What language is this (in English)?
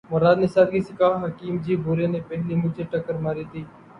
Urdu